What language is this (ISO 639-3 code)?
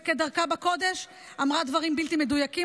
heb